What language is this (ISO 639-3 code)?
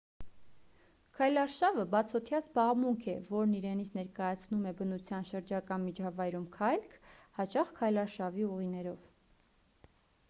hye